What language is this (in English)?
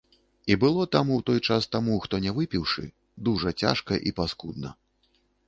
Belarusian